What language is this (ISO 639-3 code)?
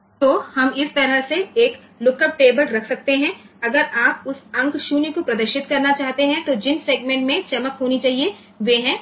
guj